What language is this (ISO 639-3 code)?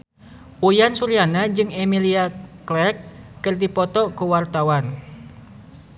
sun